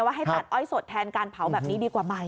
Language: Thai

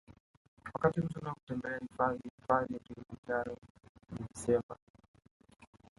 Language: Swahili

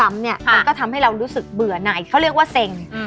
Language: Thai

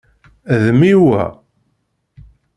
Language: Kabyle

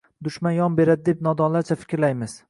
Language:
Uzbek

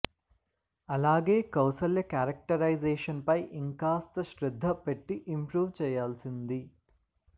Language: Telugu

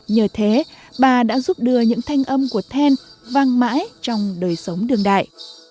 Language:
Vietnamese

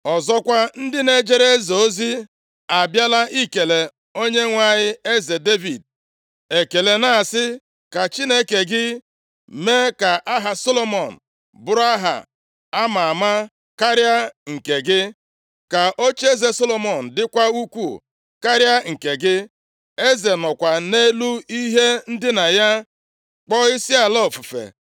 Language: Igbo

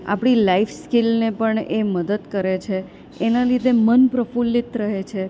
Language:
Gujarati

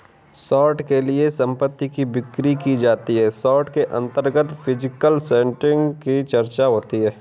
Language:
Hindi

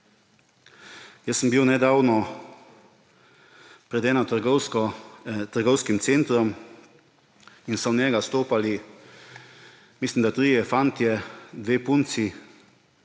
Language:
Slovenian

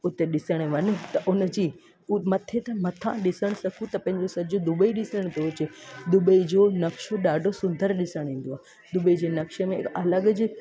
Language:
Sindhi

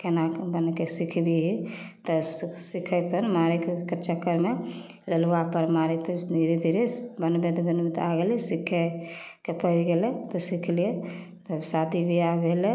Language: Maithili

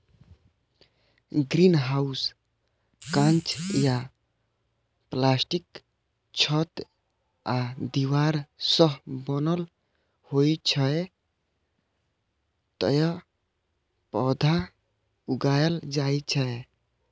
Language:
Maithili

